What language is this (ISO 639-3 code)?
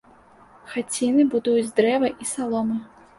bel